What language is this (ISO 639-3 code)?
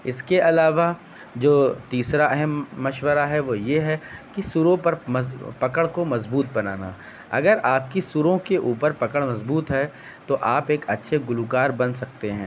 urd